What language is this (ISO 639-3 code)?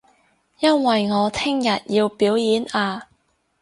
yue